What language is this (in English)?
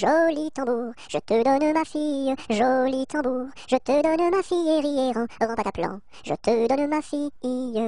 French